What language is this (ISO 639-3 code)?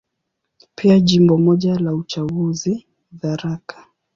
swa